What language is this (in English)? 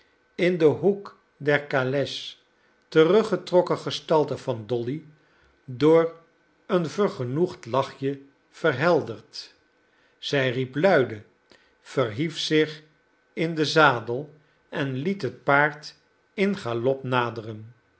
Dutch